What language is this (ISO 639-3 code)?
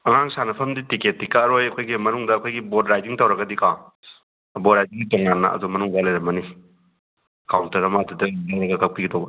mni